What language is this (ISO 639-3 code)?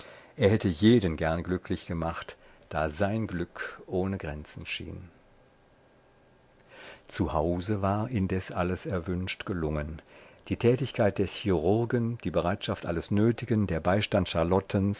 deu